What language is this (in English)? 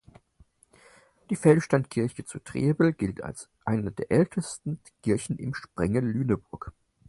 German